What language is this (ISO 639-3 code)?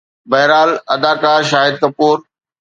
snd